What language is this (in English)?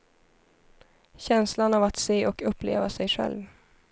Swedish